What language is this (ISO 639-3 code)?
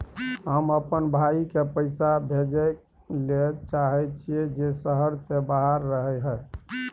mai